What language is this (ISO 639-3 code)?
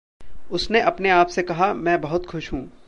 hin